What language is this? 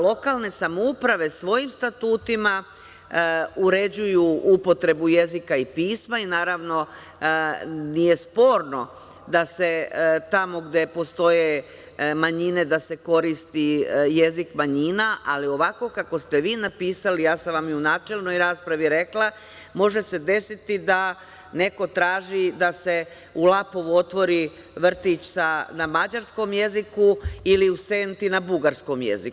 Serbian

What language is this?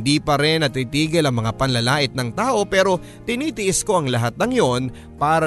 Filipino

